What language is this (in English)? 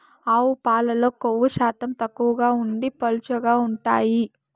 Telugu